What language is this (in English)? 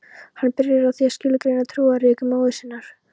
Icelandic